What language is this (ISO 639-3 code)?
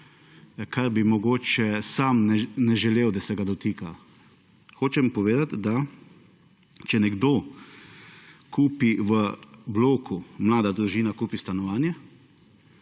slv